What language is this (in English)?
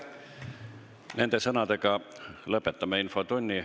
Estonian